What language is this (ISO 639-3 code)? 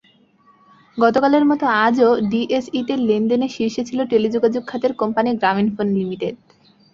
ben